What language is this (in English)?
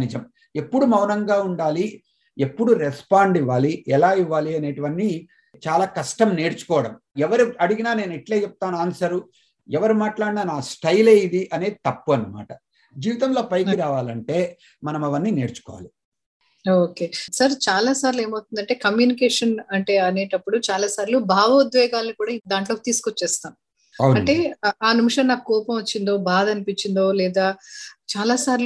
Telugu